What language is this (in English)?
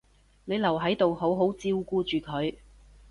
Cantonese